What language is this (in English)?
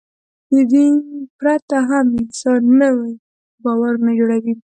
Pashto